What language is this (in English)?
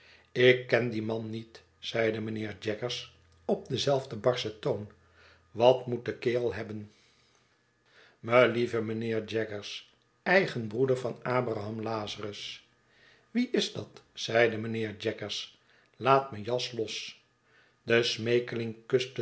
Dutch